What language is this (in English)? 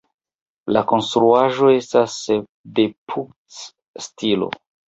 Esperanto